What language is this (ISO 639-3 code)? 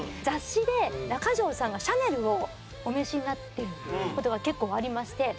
jpn